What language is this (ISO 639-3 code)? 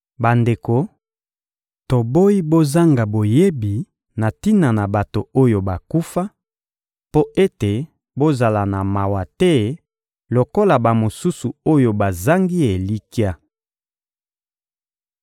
lin